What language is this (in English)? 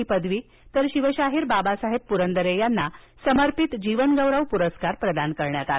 Marathi